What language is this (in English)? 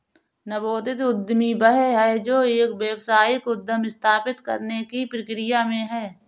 Hindi